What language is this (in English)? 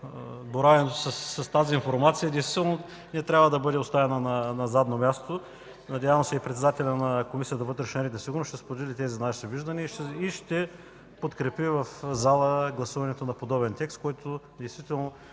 Bulgarian